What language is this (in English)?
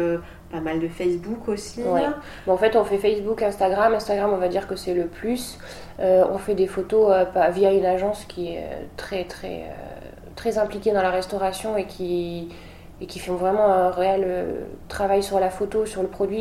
French